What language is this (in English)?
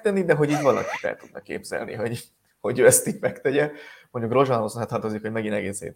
Hungarian